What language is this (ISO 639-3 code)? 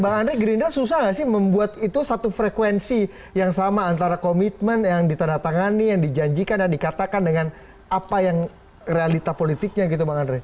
ind